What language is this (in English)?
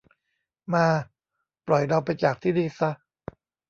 Thai